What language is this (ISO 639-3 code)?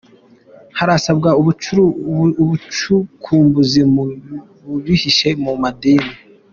kin